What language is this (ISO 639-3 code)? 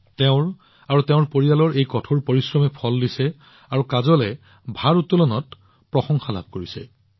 asm